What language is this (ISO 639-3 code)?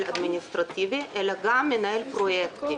heb